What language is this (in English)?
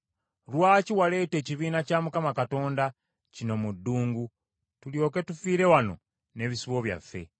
Ganda